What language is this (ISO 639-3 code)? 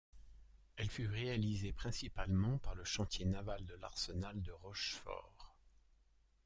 fra